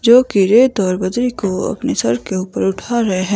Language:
Hindi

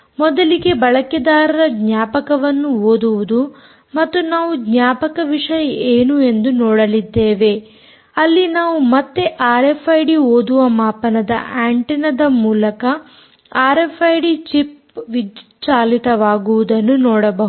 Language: Kannada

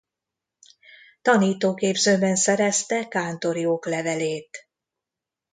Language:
Hungarian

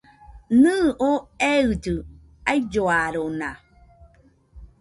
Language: Nüpode Huitoto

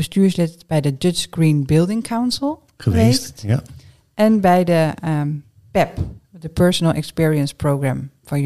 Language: Dutch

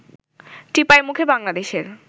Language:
Bangla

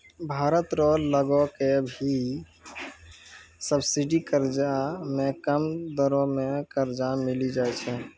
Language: Maithili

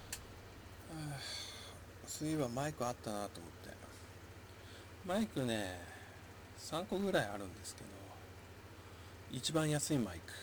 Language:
Japanese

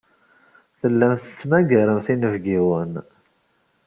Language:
Kabyle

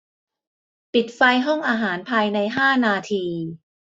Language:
Thai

